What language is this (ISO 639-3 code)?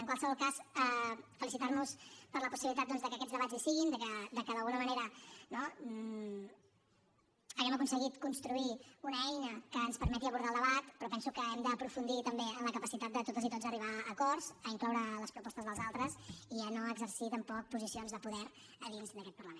cat